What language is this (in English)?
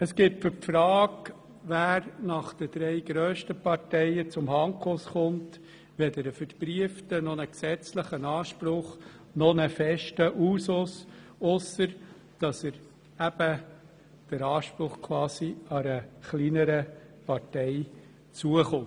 Swiss German